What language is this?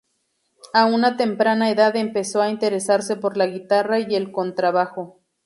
Spanish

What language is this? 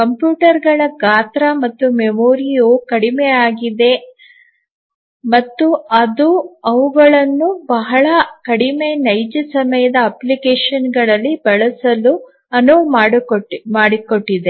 Kannada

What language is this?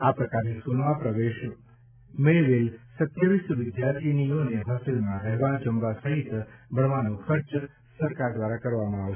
Gujarati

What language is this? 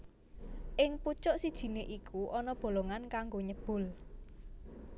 Javanese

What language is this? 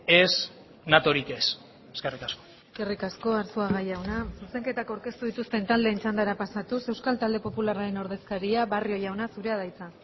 Basque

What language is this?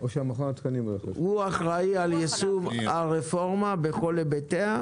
Hebrew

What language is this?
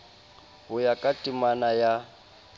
Southern Sotho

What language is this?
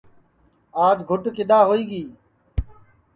Sansi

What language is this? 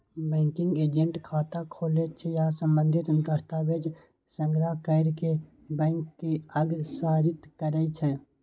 Maithili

